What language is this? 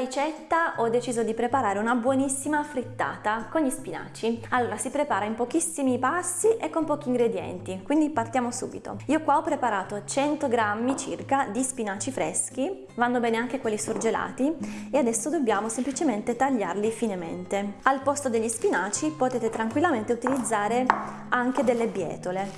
Italian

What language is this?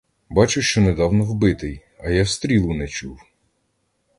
Ukrainian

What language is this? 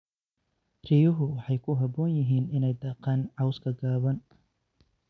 Somali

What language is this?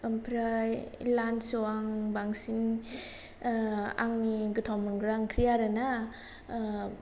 Bodo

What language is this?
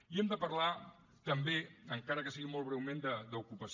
Catalan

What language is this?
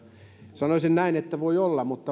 Finnish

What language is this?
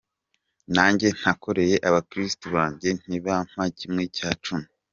Kinyarwanda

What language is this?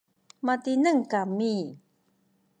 Sakizaya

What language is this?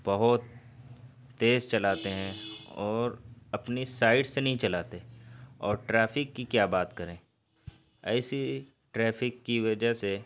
Urdu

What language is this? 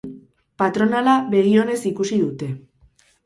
Basque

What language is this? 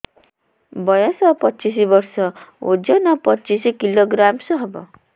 Odia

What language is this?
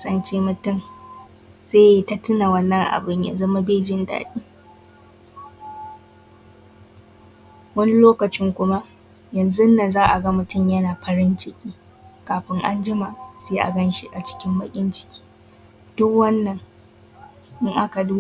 Hausa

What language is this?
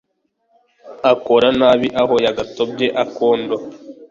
Kinyarwanda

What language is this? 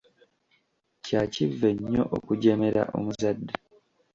Ganda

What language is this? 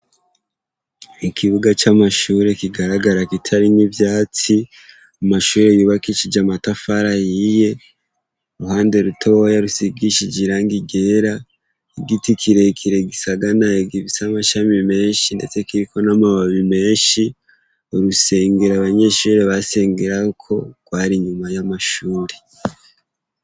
Rundi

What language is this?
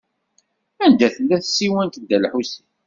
Kabyle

